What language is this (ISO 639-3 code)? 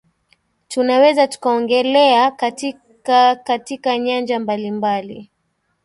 swa